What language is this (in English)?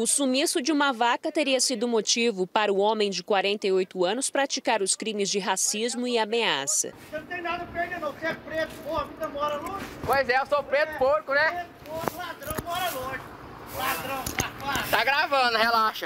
Portuguese